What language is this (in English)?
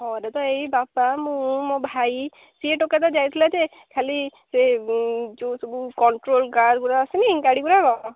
Odia